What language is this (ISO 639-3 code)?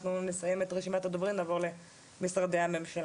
heb